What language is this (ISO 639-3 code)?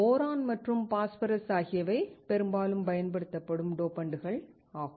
tam